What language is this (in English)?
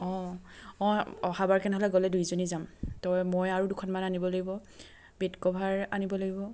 Assamese